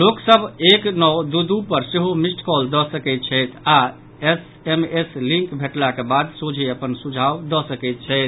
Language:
Maithili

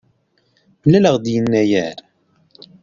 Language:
Kabyle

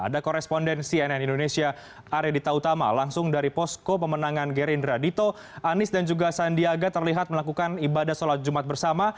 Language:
Indonesian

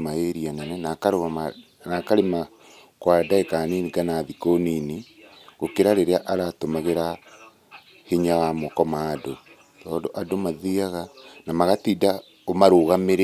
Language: Kikuyu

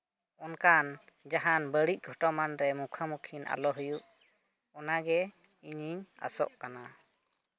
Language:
Santali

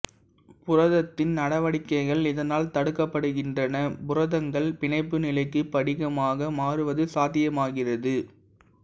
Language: Tamil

